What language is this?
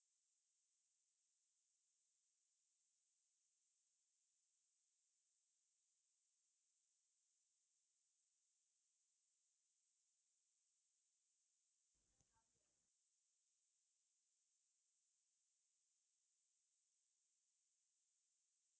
Tamil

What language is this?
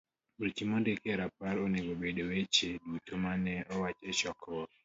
Luo (Kenya and Tanzania)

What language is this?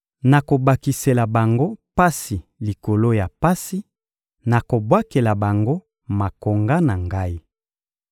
Lingala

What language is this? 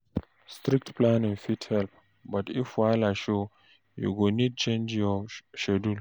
Nigerian Pidgin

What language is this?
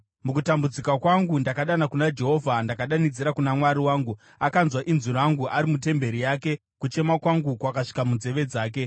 Shona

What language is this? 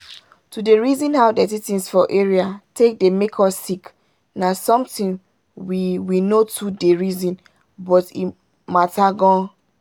Nigerian Pidgin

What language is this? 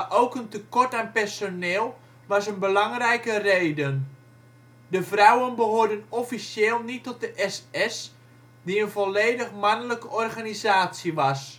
Dutch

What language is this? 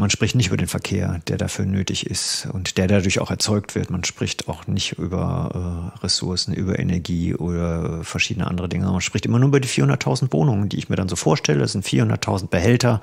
German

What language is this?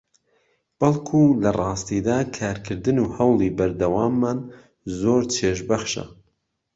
Central Kurdish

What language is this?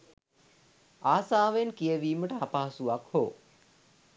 Sinhala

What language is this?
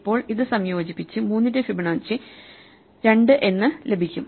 Malayalam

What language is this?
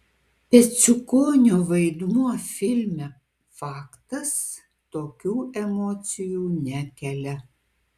Lithuanian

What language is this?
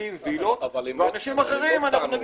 Hebrew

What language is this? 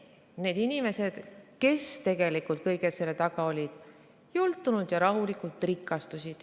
Estonian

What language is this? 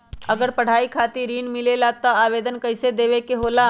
Magahi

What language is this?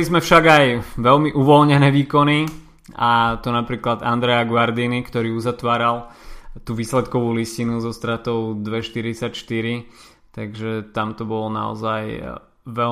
Slovak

